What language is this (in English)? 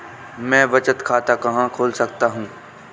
Hindi